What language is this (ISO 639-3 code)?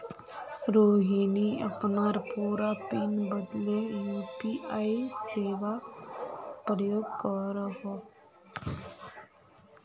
mag